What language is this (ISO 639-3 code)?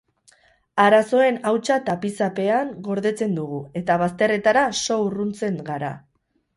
eus